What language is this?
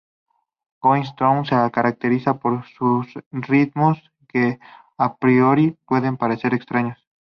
Spanish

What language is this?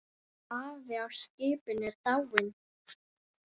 Icelandic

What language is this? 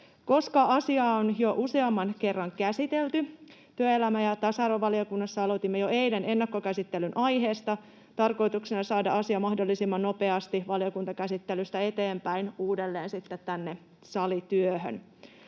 Finnish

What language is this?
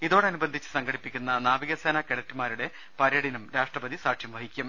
Malayalam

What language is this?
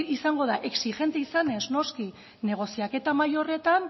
Basque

